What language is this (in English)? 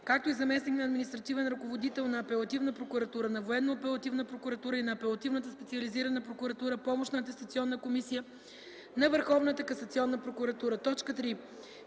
Bulgarian